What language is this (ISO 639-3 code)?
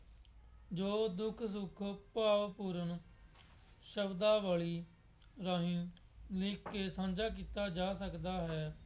pan